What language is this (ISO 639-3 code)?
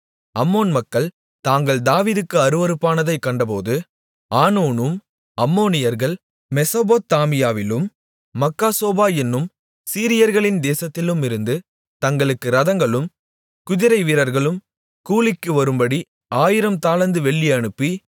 tam